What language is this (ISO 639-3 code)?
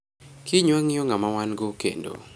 luo